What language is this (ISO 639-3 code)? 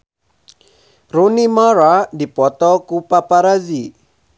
sun